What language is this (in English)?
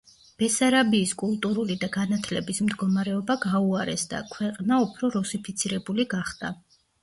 Georgian